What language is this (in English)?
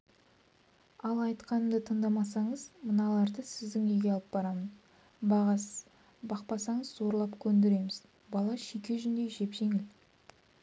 Kazakh